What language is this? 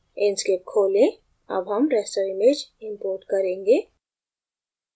Hindi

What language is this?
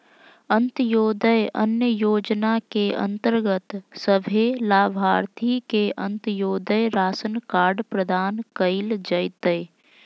Magahi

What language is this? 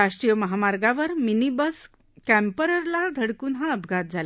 Marathi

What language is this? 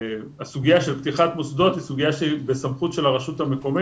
Hebrew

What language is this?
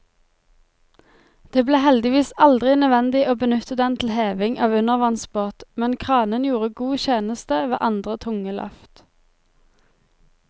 Norwegian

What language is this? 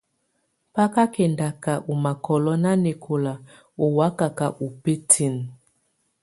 Tunen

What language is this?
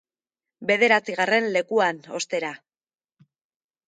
Basque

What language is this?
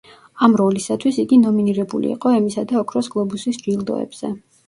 Georgian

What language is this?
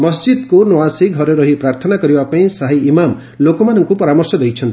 Odia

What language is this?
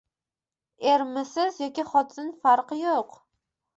Uzbek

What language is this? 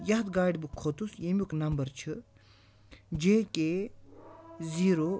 Kashmiri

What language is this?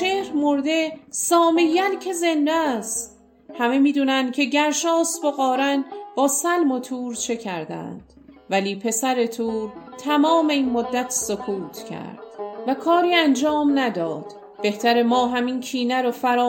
Persian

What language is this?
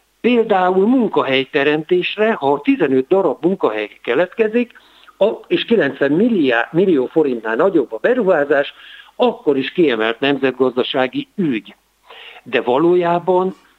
Hungarian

